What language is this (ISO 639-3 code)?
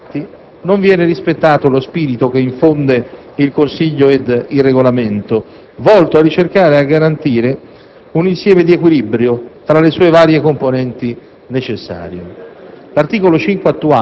ita